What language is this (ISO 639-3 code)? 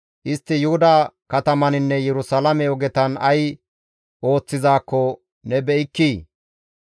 gmv